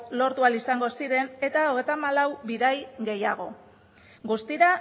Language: Basque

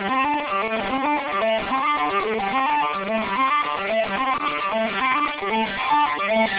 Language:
English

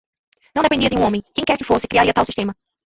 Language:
Portuguese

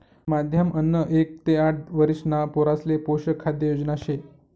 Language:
Marathi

